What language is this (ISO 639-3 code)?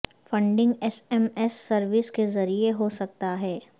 urd